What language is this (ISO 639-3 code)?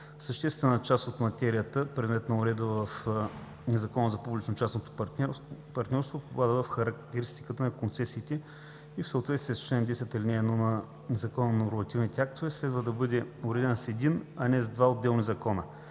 bul